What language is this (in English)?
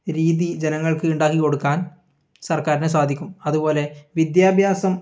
Malayalam